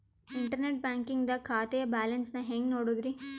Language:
Kannada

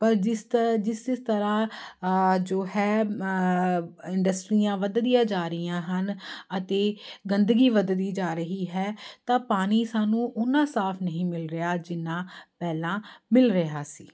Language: Punjabi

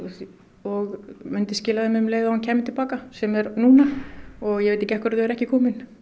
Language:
Icelandic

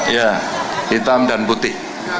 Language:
Indonesian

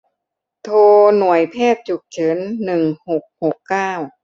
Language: Thai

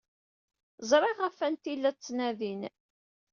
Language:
Kabyle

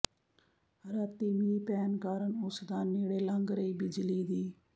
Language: Punjabi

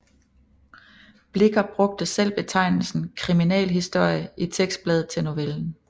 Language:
Danish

